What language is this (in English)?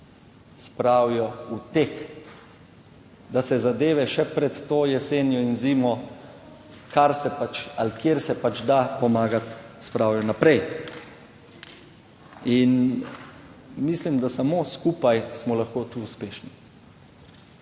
Slovenian